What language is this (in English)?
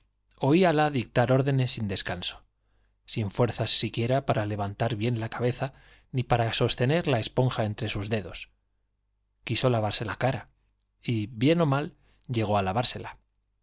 Spanish